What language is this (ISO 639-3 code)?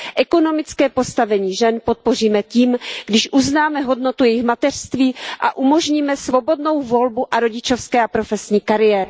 ces